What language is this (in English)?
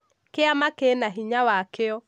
Kikuyu